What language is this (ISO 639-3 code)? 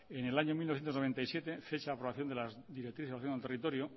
spa